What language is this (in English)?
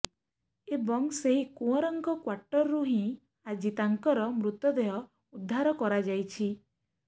Odia